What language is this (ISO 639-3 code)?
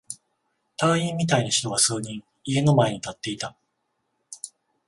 jpn